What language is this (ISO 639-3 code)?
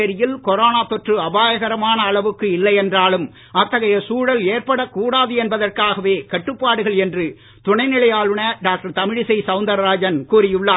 tam